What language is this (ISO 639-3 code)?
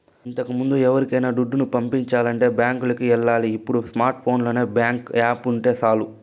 tel